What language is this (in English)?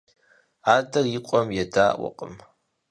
Kabardian